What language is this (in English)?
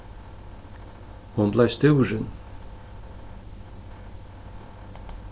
Faroese